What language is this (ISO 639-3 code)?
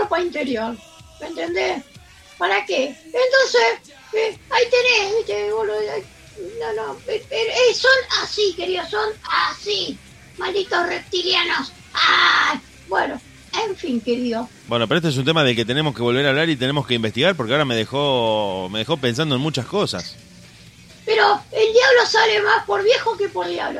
spa